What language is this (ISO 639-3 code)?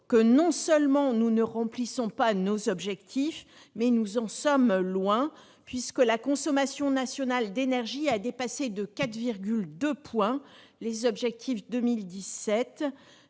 fra